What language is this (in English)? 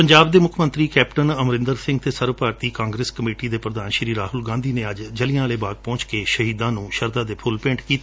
Punjabi